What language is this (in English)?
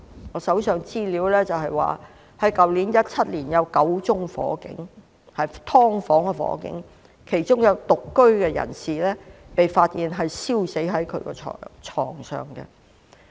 Cantonese